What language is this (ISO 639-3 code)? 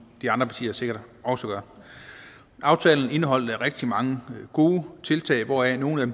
dan